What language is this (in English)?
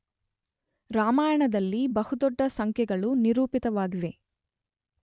Kannada